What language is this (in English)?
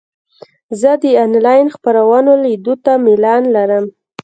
Pashto